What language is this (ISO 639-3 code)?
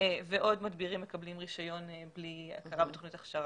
heb